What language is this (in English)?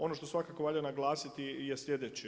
Croatian